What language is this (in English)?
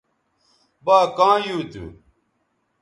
Bateri